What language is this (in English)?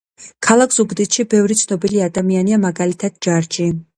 Georgian